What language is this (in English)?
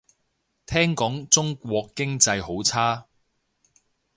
Cantonese